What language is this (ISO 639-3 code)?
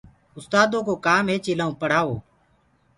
ggg